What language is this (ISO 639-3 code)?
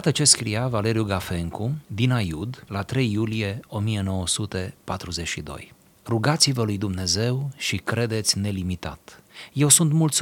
ron